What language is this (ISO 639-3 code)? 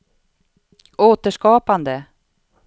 swe